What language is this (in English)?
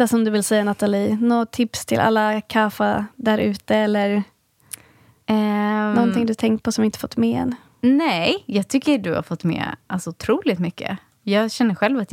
Swedish